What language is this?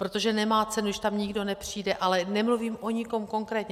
Czech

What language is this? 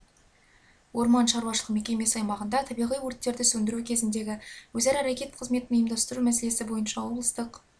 Kazakh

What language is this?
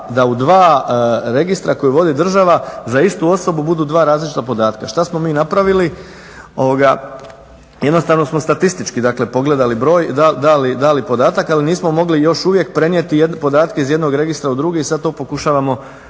Croatian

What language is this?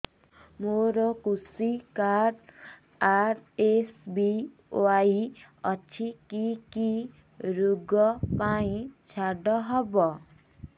Odia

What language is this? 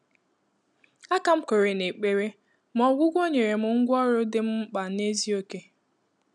Igbo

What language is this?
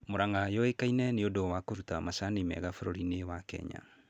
Kikuyu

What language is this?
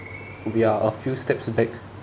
English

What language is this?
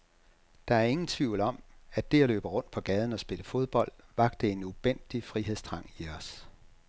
Danish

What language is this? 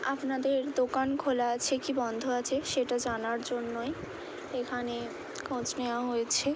Bangla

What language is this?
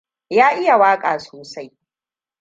Hausa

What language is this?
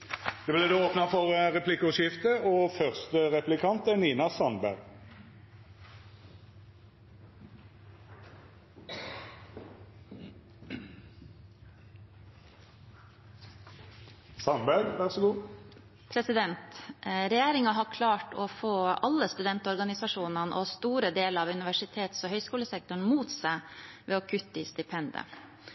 Norwegian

